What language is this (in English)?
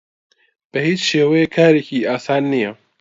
Central Kurdish